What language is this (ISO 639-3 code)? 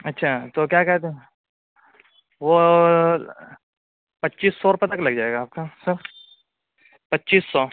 urd